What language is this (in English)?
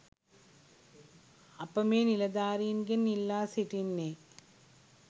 Sinhala